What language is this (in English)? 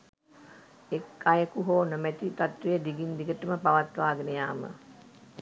Sinhala